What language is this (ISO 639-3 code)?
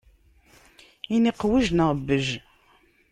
kab